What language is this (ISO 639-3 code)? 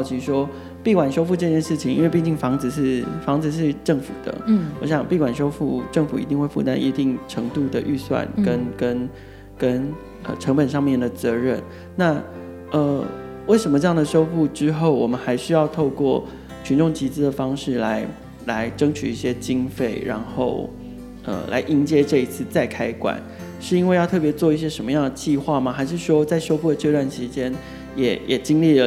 zho